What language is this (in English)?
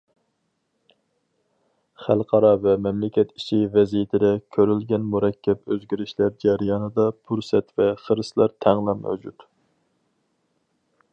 Uyghur